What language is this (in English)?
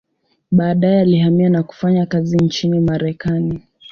Swahili